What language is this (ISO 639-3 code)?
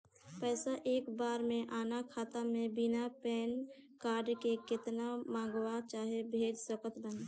bho